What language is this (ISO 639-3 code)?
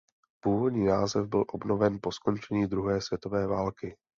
ces